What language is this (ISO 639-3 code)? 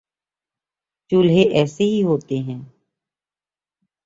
urd